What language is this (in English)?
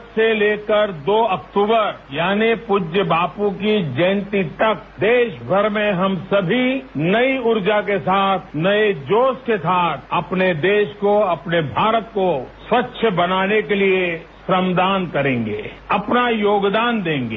Hindi